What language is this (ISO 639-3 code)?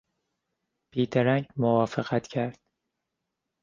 fas